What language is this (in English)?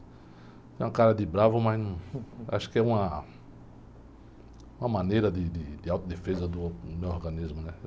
Portuguese